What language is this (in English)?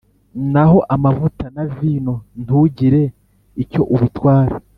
Kinyarwanda